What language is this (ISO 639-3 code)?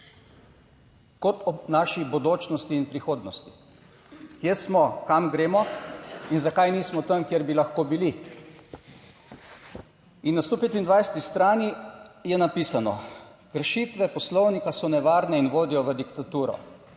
slv